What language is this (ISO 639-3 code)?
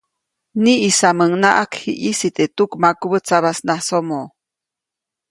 zoc